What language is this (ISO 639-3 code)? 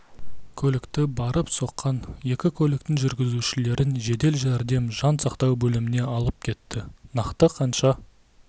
kaz